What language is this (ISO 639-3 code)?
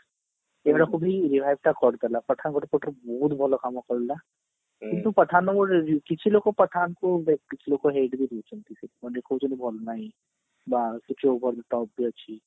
ori